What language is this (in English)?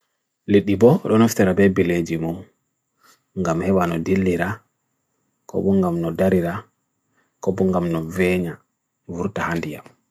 Bagirmi Fulfulde